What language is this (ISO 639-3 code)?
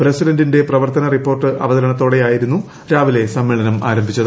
mal